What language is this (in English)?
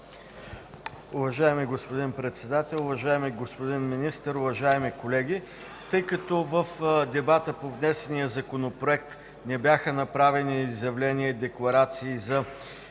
Bulgarian